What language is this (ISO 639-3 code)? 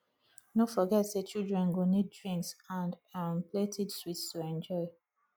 pcm